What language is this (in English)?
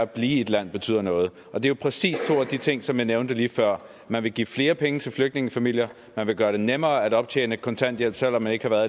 Danish